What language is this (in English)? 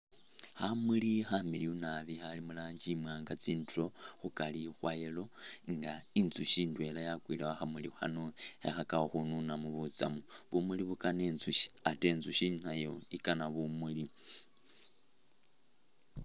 Masaaba